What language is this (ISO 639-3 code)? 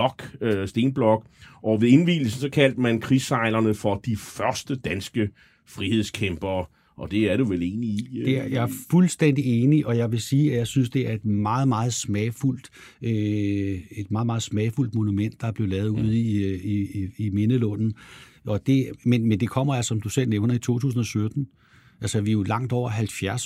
dan